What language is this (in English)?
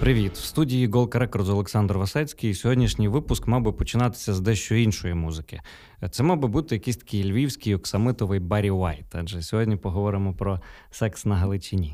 Ukrainian